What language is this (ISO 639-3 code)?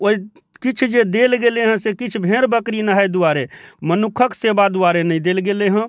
mai